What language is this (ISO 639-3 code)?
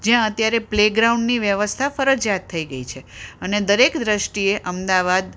guj